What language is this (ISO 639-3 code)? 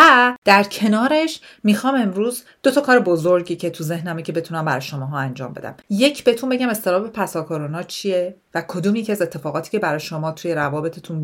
fas